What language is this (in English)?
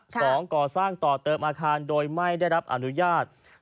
Thai